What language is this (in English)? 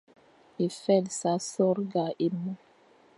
Fang